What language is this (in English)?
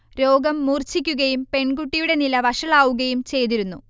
Malayalam